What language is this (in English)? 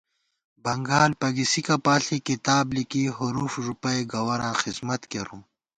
Gawar-Bati